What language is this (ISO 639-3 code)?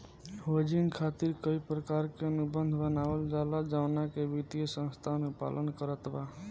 bho